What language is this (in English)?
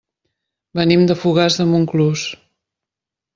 Catalan